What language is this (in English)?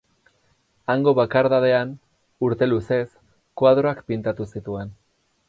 Basque